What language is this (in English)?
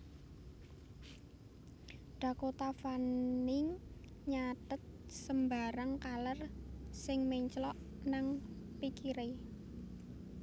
Javanese